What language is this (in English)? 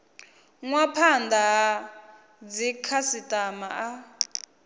Venda